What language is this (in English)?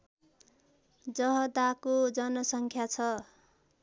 Nepali